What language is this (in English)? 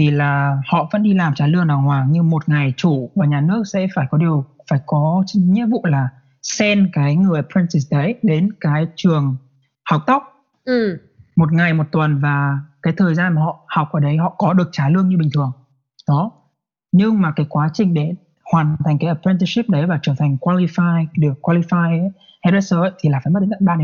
Vietnamese